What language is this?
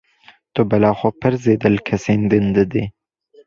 Kurdish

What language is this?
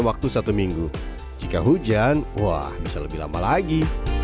Indonesian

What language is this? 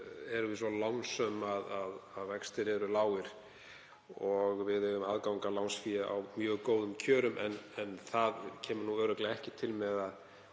Icelandic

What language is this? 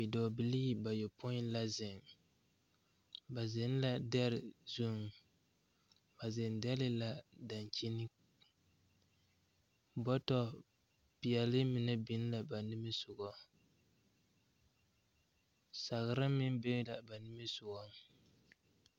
Southern Dagaare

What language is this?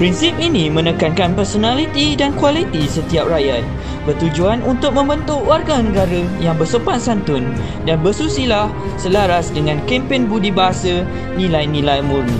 Malay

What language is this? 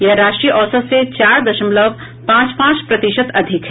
Hindi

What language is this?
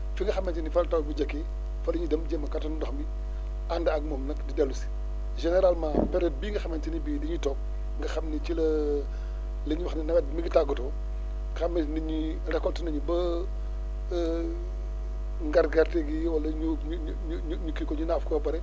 Wolof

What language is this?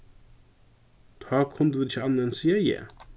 Faroese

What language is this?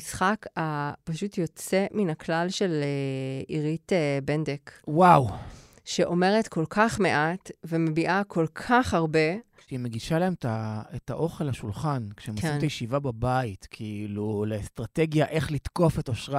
Hebrew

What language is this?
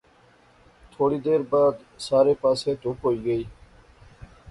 Pahari-Potwari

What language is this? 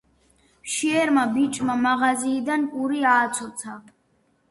Georgian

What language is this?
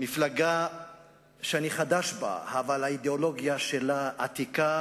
Hebrew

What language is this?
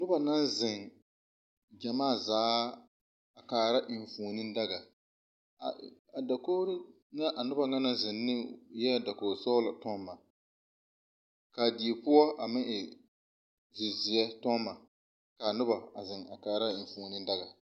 Southern Dagaare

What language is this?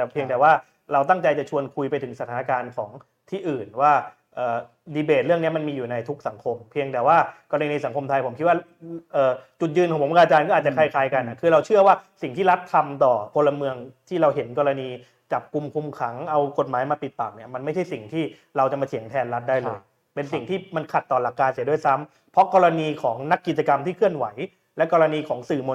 Thai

